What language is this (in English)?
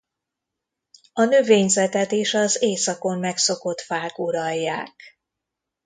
Hungarian